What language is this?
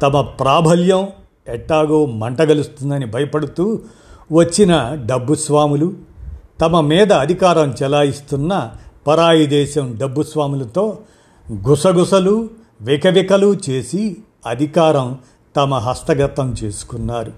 Telugu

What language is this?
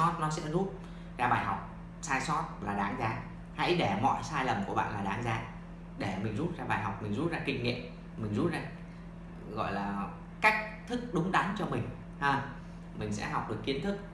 Vietnamese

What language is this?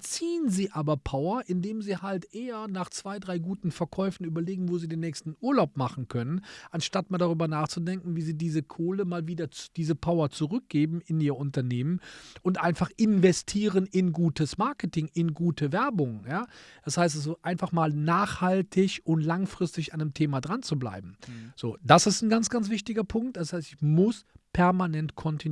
German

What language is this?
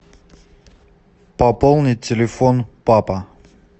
Russian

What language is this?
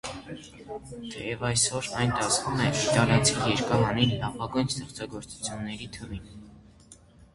Armenian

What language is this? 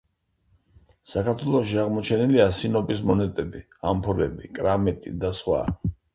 Georgian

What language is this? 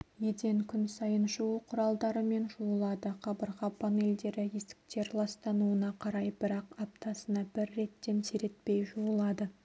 Kazakh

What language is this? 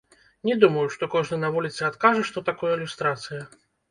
Belarusian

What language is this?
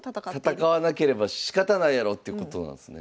Japanese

